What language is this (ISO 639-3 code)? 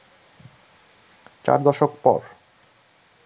ben